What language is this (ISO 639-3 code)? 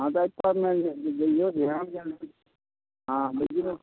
mai